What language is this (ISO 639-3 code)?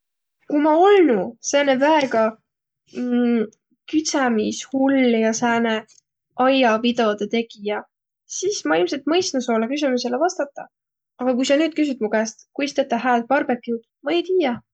vro